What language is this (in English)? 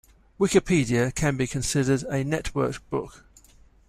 English